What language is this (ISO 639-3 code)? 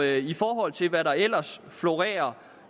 dan